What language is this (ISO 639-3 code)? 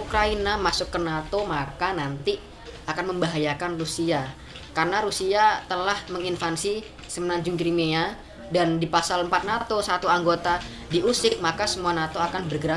ind